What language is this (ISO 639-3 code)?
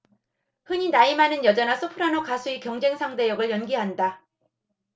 kor